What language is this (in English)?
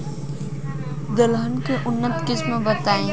Bhojpuri